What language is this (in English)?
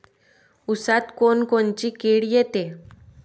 Marathi